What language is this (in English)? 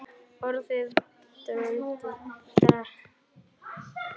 Icelandic